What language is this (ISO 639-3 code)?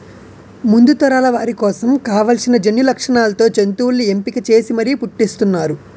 tel